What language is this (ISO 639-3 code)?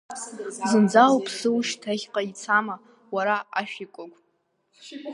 abk